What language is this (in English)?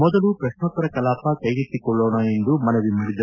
Kannada